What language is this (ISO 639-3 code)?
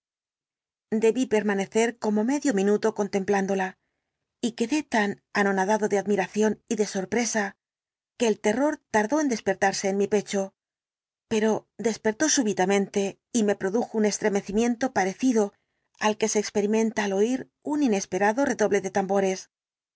spa